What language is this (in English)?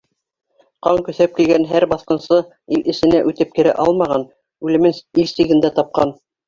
Bashkir